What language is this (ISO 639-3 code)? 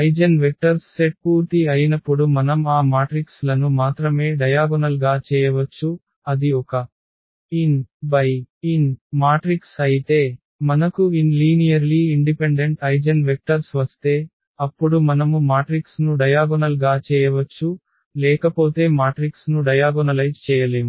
tel